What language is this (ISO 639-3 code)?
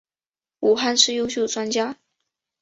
zho